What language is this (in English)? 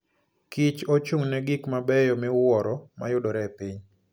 Luo (Kenya and Tanzania)